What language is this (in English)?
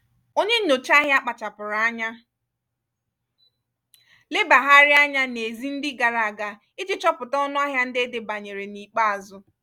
Igbo